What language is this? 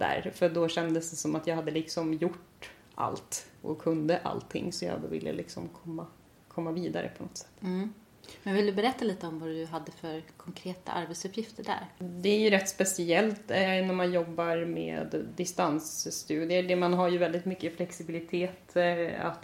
Swedish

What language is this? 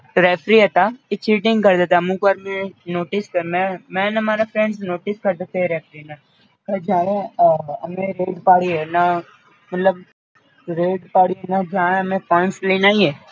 Gujarati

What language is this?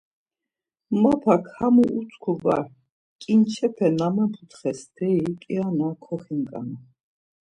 Laz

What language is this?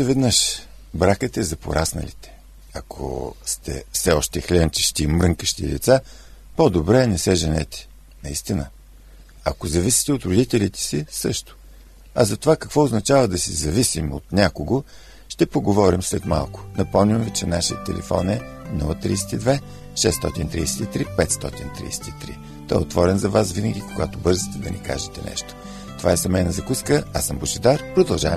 Bulgarian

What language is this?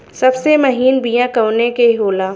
Bhojpuri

